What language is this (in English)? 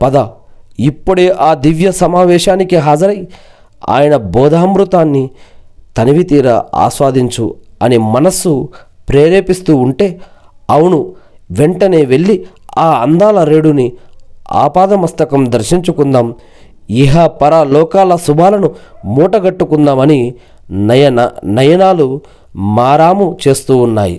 Telugu